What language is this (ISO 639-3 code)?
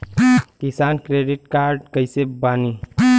bho